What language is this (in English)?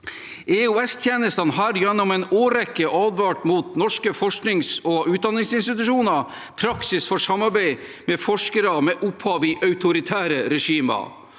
Norwegian